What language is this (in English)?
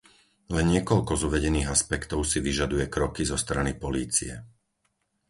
Slovak